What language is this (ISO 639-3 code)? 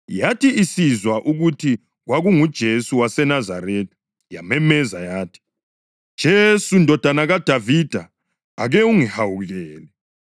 nde